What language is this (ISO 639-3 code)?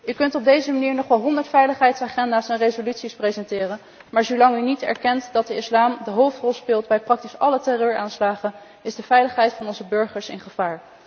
nld